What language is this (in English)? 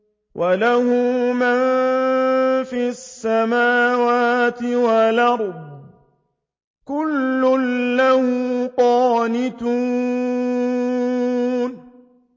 Arabic